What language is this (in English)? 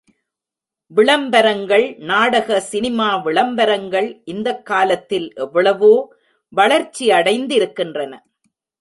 Tamil